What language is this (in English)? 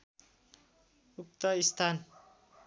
Nepali